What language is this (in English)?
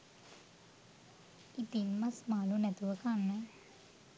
Sinhala